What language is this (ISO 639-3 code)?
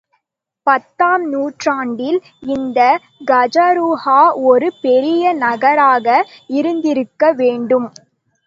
tam